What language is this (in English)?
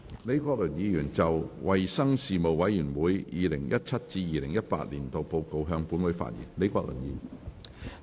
Cantonese